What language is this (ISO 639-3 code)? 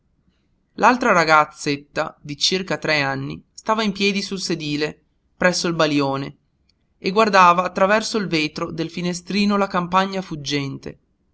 ita